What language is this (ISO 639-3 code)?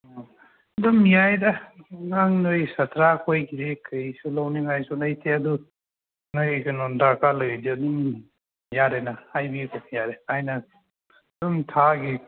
mni